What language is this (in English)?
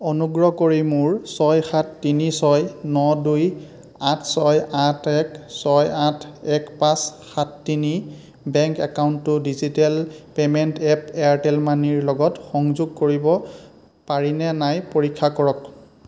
Assamese